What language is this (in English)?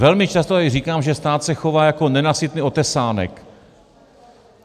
Czech